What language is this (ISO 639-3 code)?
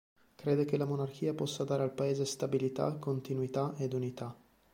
ita